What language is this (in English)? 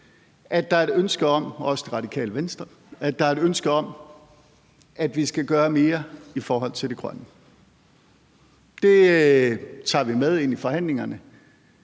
Danish